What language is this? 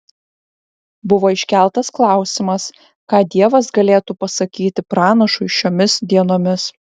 Lithuanian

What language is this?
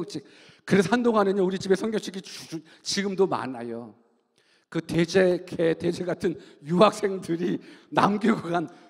Korean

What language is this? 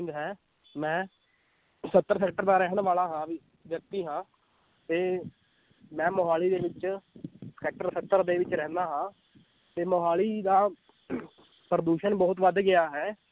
Punjabi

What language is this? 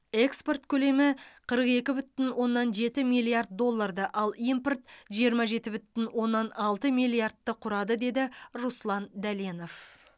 Kazakh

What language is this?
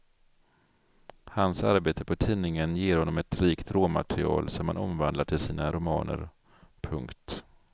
Swedish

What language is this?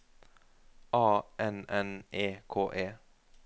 Norwegian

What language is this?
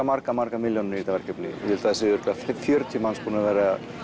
Icelandic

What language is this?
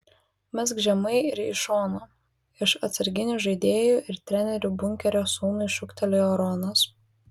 Lithuanian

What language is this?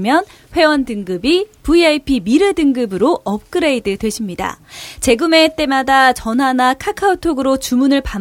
Korean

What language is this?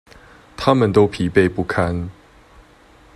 Chinese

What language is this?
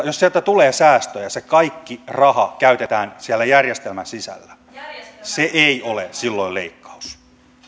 Finnish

